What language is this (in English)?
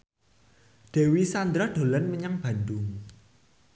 Javanese